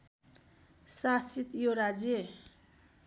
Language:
Nepali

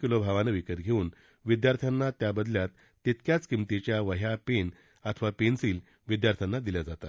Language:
Marathi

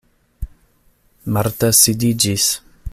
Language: Esperanto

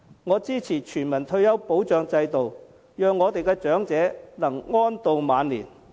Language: Cantonese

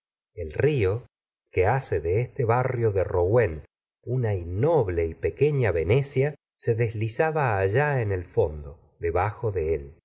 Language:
Spanish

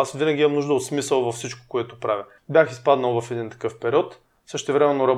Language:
Bulgarian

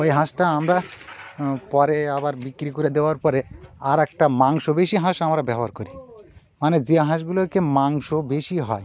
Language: Bangla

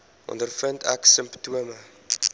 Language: Afrikaans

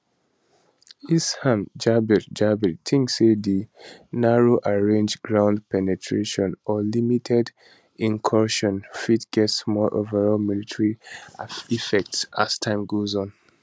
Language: Nigerian Pidgin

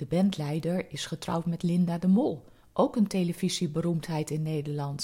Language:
Dutch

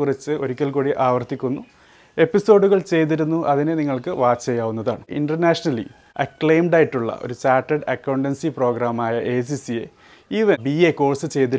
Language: Malayalam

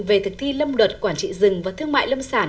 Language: Vietnamese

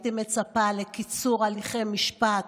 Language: Hebrew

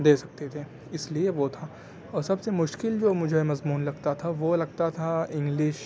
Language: Urdu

